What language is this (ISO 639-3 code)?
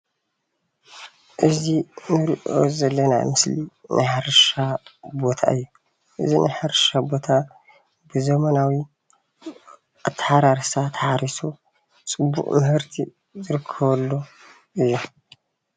tir